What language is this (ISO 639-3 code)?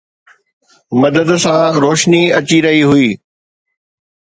snd